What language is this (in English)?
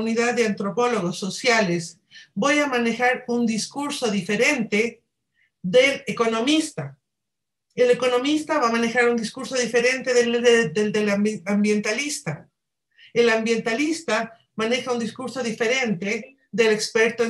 Spanish